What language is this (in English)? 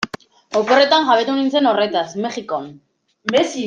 Basque